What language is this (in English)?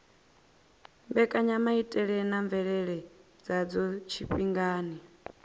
Venda